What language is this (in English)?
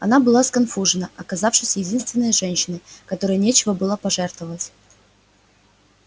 Russian